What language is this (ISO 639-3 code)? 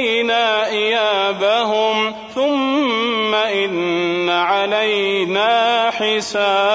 ara